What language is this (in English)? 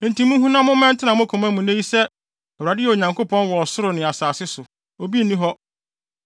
Akan